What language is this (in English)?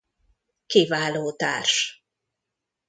Hungarian